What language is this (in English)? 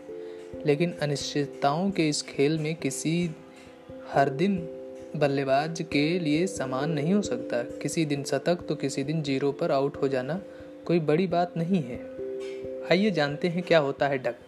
Hindi